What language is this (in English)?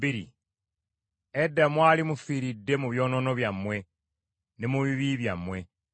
Ganda